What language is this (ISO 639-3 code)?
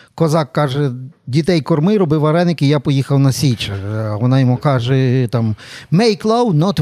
ukr